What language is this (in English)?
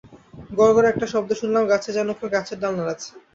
Bangla